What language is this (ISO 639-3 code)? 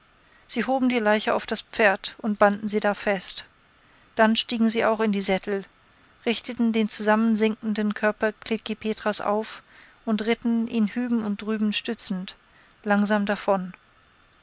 deu